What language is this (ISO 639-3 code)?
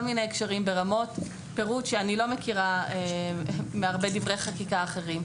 heb